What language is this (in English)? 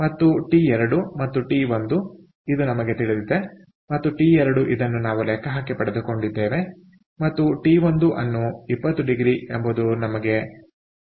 Kannada